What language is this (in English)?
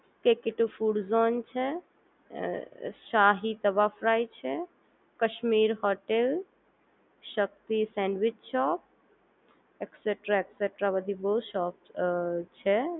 Gujarati